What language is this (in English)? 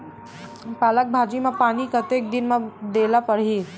Chhattisgarhi